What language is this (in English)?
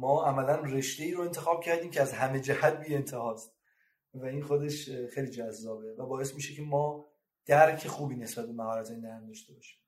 Persian